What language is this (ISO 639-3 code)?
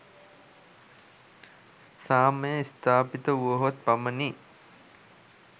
sin